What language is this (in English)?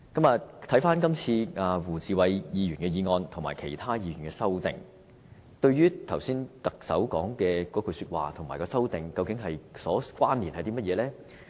Cantonese